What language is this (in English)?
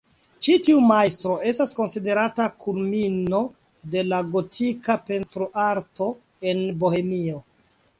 Esperanto